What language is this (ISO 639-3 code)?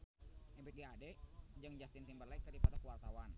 sun